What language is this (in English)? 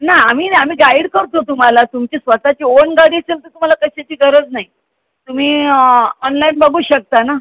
Marathi